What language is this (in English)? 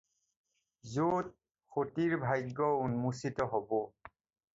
Assamese